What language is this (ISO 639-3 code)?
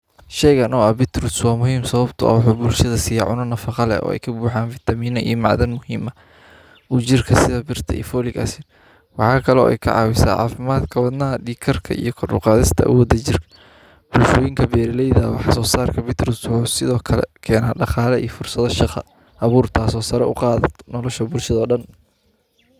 som